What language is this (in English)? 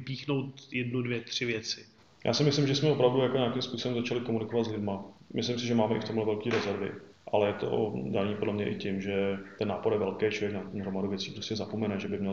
Czech